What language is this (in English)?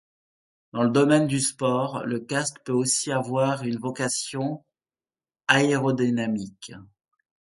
French